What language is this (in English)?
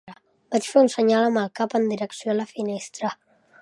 Catalan